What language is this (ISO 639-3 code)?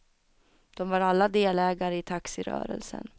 swe